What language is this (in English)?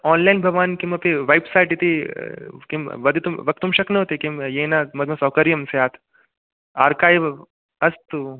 Sanskrit